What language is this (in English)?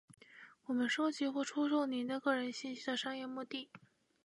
Chinese